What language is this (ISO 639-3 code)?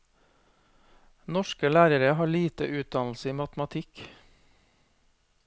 nor